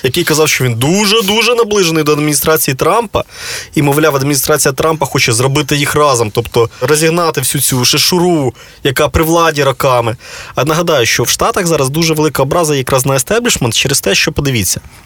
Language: Ukrainian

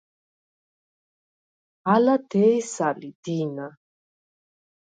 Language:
Svan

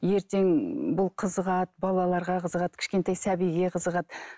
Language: Kazakh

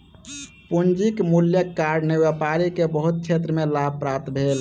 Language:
Maithili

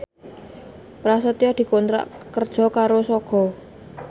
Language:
Javanese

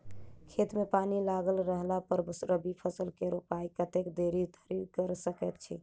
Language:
Maithili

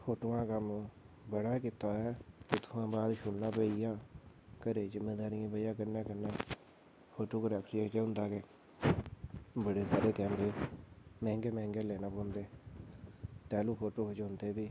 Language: Dogri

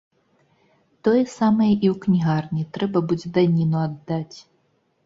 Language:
Belarusian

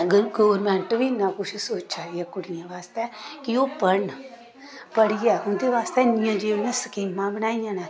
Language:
Dogri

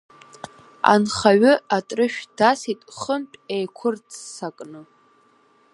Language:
Abkhazian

